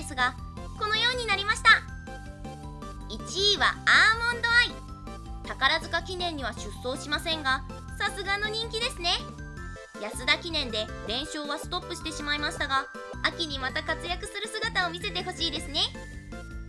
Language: Japanese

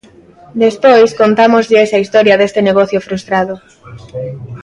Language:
Galician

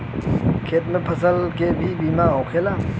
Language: Bhojpuri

